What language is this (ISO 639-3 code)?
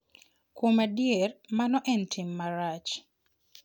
luo